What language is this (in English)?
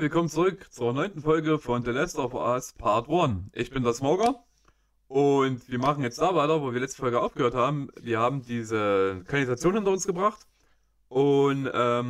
German